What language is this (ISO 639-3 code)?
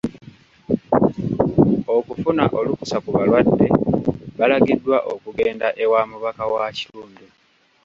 lug